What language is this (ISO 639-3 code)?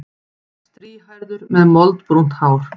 isl